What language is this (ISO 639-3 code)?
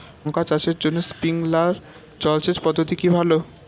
ben